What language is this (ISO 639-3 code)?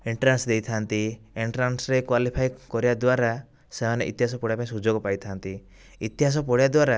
ori